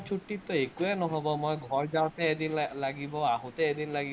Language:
Assamese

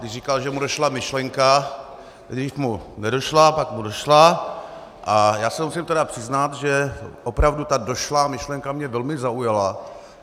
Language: Czech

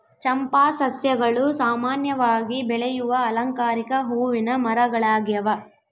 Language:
Kannada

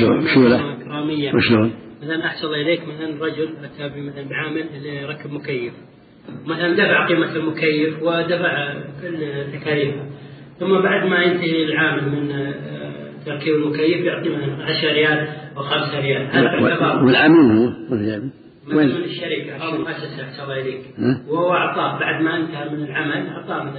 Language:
Arabic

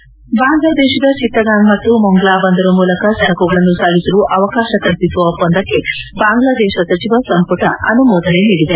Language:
Kannada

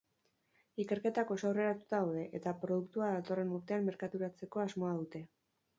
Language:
Basque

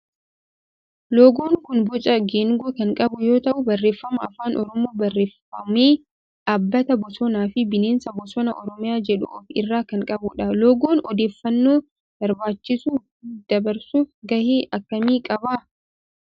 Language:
Oromo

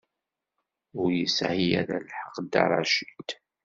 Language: Kabyle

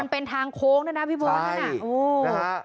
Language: Thai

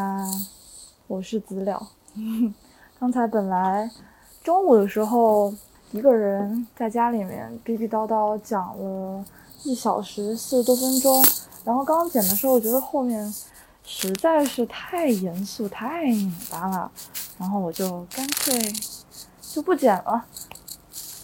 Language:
Chinese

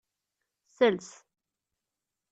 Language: Kabyle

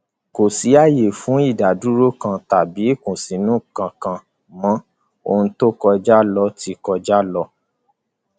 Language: Yoruba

